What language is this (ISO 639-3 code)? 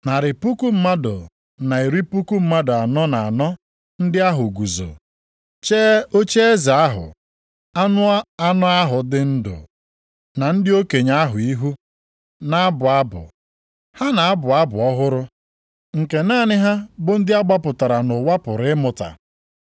ibo